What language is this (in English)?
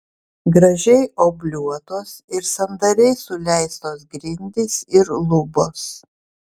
Lithuanian